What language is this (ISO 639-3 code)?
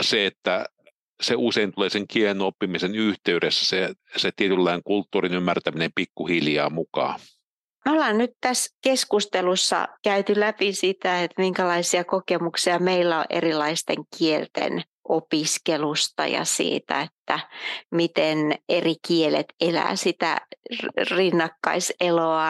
fin